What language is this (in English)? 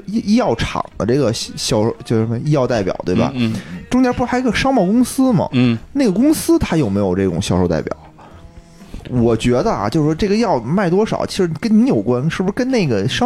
Chinese